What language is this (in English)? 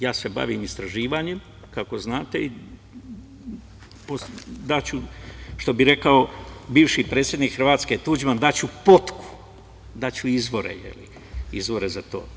Serbian